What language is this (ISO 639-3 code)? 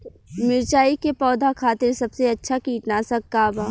bho